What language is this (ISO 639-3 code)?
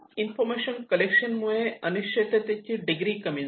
mar